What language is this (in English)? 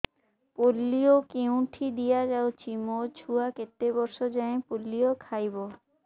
Odia